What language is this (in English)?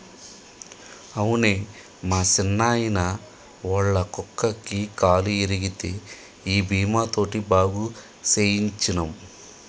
Telugu